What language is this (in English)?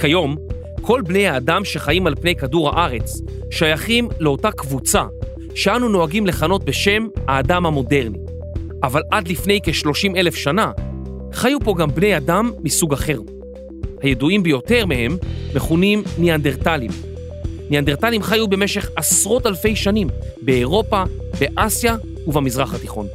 Hebrew